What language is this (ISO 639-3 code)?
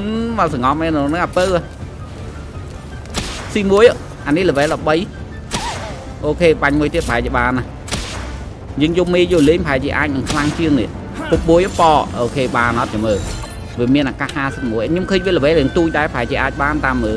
vie